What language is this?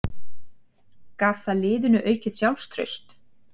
Icelandic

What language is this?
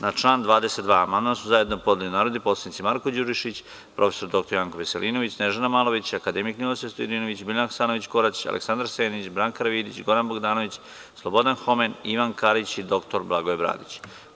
Serbian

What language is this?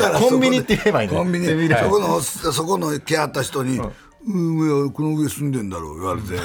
Japanese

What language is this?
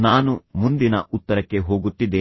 Kannada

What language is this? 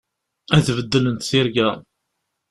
Kabyle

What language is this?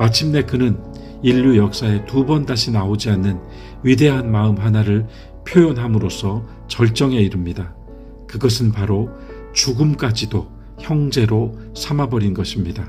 Korean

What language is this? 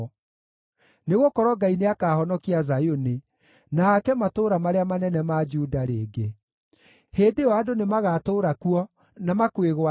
Kikuyu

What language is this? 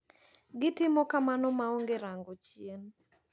Luo (Kenya and Tanzania)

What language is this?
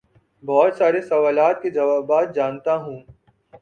Urdu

